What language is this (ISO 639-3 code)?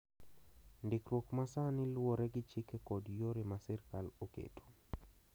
luo